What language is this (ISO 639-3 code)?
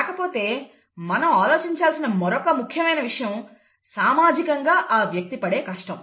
tel